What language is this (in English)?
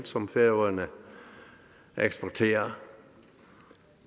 Danish